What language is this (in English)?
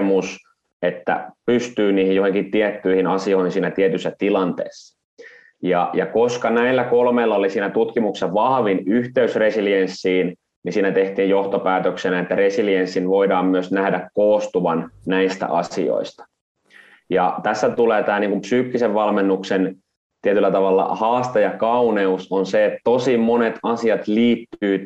Finnish